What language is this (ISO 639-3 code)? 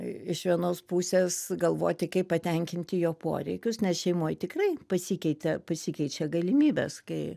lit